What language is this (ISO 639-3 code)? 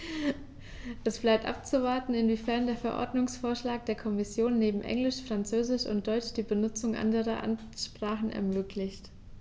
deu